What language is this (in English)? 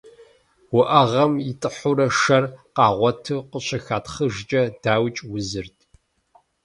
Kabardian